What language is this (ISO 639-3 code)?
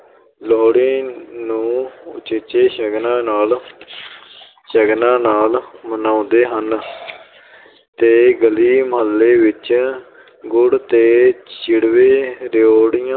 pan